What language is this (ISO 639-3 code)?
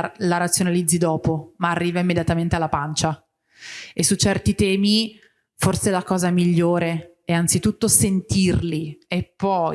ita